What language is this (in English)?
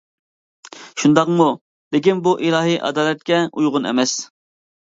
Uyghur